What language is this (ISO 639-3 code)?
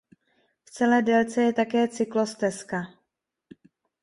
ces